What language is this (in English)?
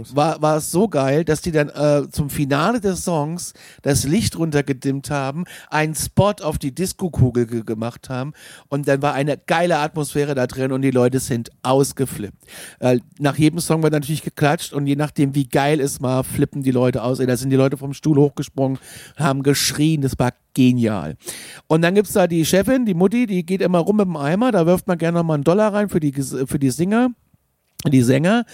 German